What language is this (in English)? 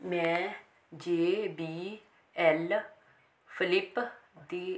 Punjabi